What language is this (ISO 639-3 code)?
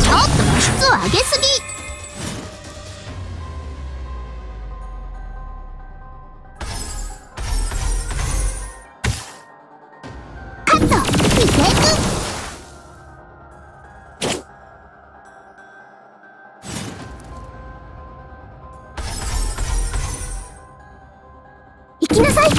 jpn